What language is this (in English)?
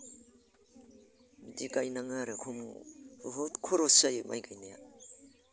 Bodo